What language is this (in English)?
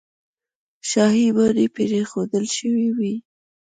Pashto